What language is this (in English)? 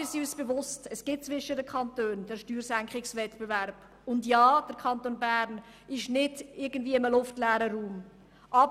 Swiss German